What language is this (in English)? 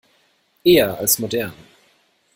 German